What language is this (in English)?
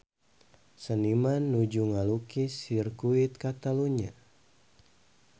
Sundanese